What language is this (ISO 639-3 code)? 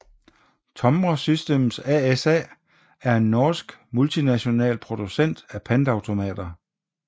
dan